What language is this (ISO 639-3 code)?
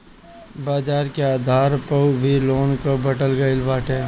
bho